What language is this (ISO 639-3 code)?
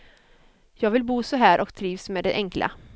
swe